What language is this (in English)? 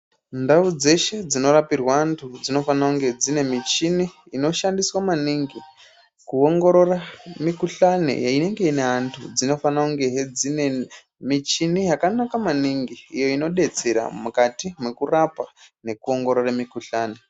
Ndau